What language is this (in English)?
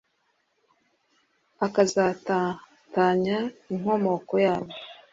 Kinyarwanda